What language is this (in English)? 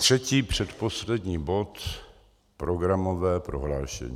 Czech